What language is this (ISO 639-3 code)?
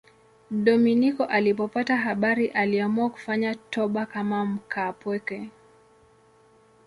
swa